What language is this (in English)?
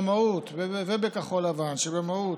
Hebrew